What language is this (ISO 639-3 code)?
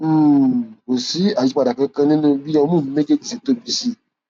yor